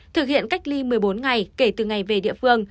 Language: Vietnamese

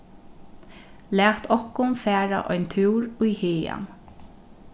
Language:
Faroese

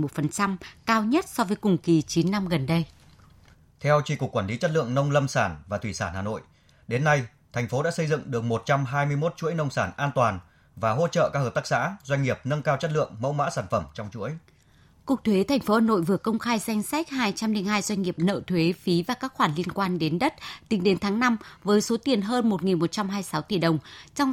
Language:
Vietnamese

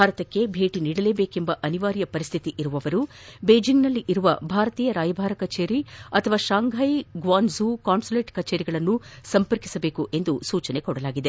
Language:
Kannada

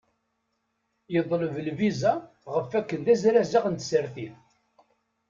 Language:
Kabyle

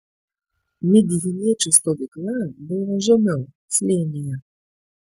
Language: Lithuanian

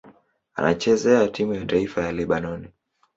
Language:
Swahili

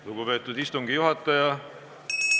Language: Estonian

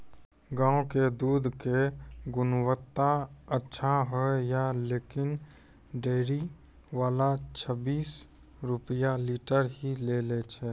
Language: Maithili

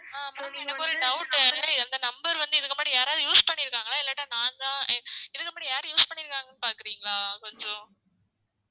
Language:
Tamil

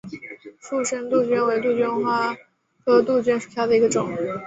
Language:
Chinese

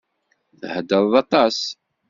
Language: Kabyle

